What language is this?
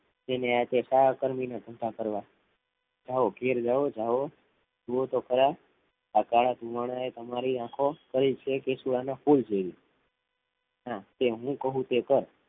Gujarati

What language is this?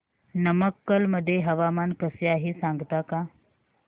Marathi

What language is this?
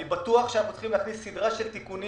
Hebrew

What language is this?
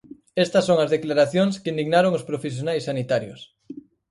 Galician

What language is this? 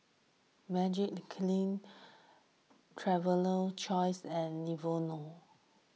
English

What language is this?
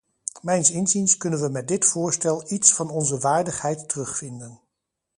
Dutch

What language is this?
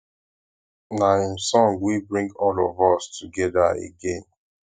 Nigerian Pidgin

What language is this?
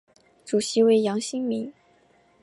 Chinese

